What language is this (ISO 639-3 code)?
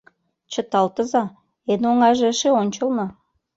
chm